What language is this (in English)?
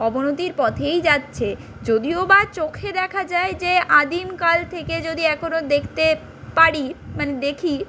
Bangla